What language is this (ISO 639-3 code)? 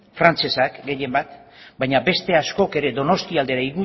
eus